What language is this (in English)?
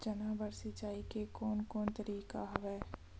Chhattisgarhi